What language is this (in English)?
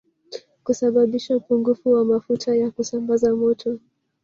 Swahili